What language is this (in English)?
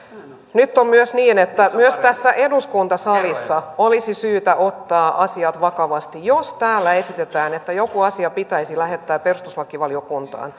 Finnish